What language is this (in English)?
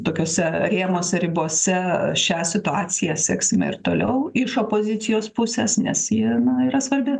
Lithuanian